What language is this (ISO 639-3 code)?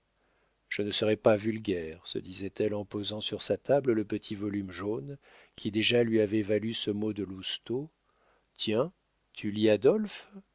fra